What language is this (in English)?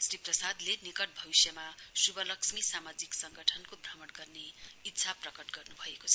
Nepali